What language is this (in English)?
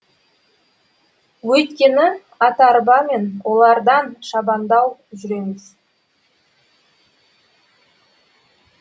Kazakh